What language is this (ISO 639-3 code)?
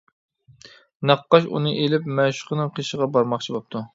uig